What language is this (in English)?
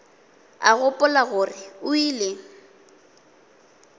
Northern Sotho